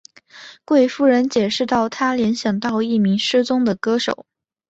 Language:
Chinese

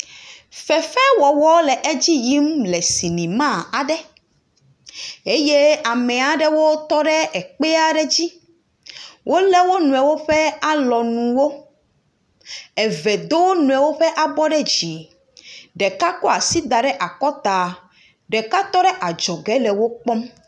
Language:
Ewe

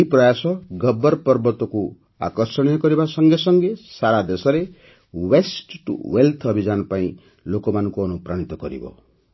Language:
Odia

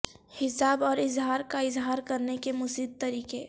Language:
Urdu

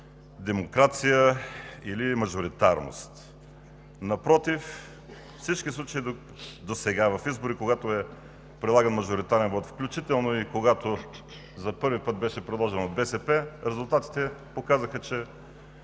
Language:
Bulgarian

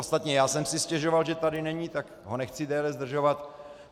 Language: Czech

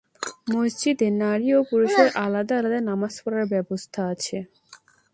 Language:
Bangla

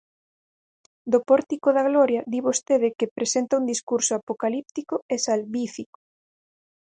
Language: Galician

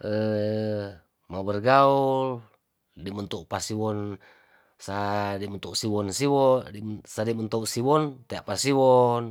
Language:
Tondano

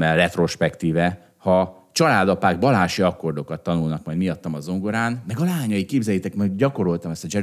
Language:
Hungarian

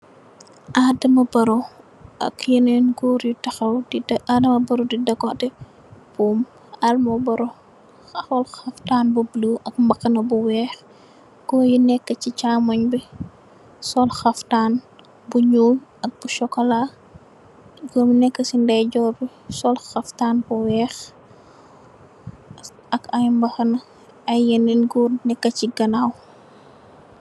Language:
Wolof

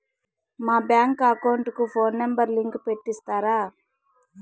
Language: Telugu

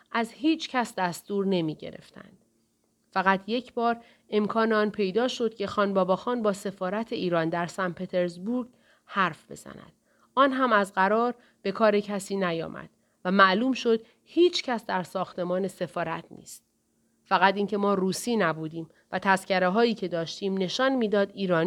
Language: Persian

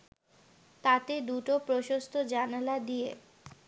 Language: Bangla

